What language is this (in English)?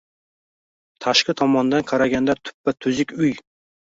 Uzbek